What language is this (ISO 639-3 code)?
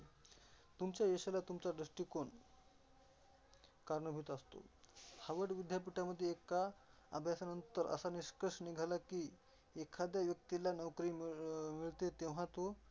mar